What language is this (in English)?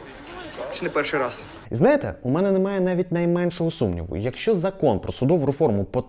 Ukrainian